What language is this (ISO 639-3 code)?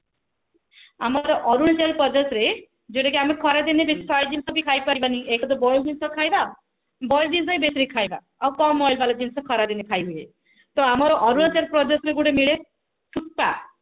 ori